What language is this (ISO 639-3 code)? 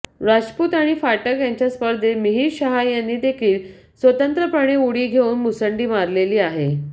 mar